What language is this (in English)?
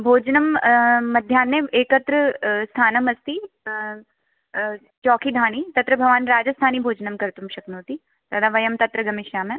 Sanskrit